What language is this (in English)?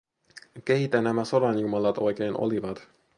Finnish